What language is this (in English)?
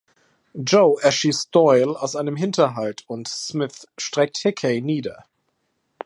German